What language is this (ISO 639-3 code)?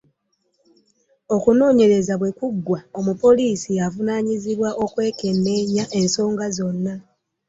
lug